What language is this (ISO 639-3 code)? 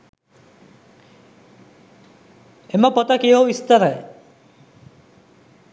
sin